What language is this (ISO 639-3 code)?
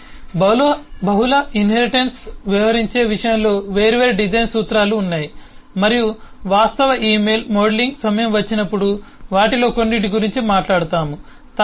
tel